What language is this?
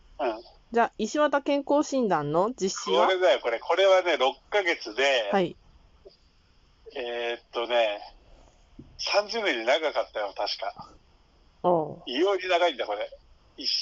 Japanese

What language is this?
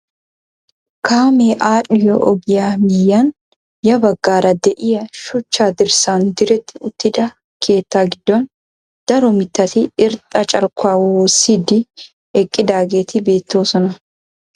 Wolaytta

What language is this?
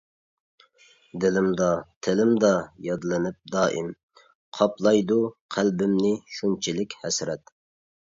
Uyghur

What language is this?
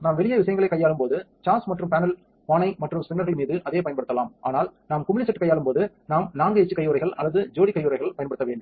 Tamil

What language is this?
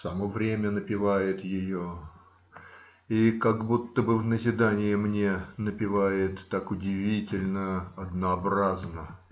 Russian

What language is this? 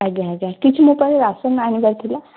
Odia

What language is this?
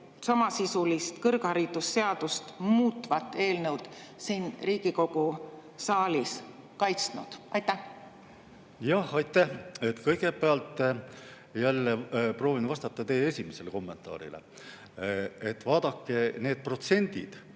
Estonian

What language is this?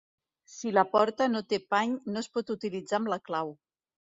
Catalan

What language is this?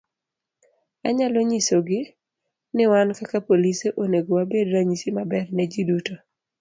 Luo (Kenya and Tanzania)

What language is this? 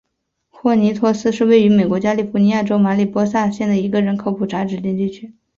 Chinese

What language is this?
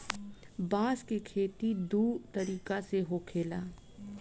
Bhojpuri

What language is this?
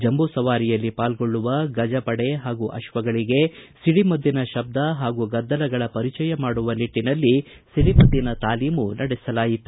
Kannada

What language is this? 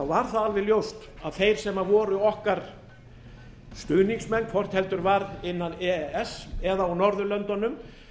Icelandic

